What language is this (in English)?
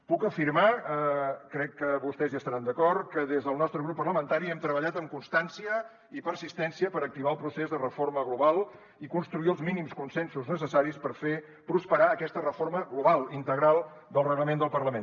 Catalan